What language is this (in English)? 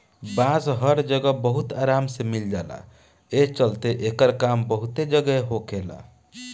Bhojpuri